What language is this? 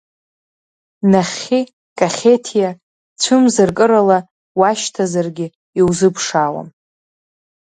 Abkhazian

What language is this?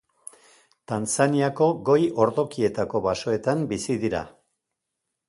Basque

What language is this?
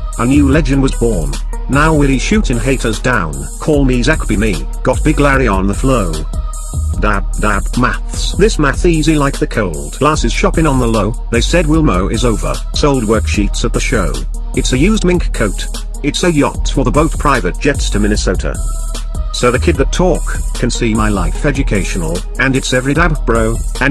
English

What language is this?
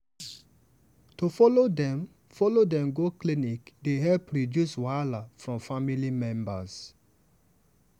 Nigerian Pidgin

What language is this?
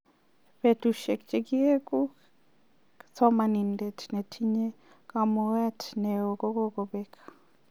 Kalenjin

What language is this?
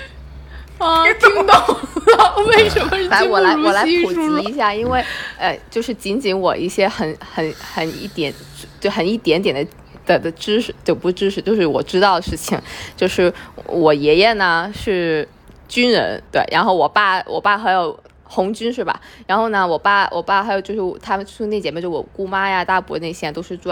Chinese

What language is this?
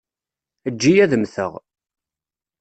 Kabyle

